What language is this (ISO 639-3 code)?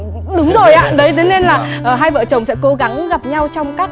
vie